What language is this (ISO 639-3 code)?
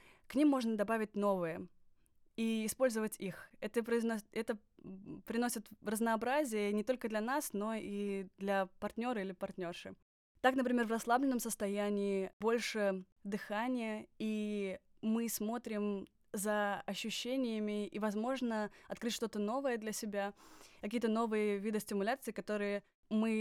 rus